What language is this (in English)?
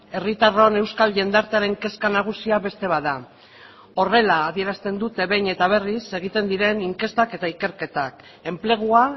Basque